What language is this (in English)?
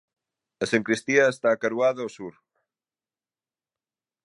Galician